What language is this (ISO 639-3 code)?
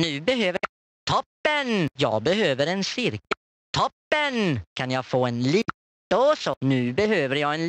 swe